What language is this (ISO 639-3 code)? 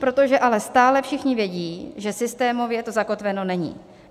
ces